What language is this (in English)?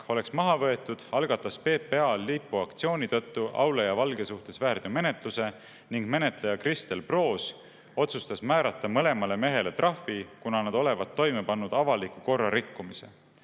Estonian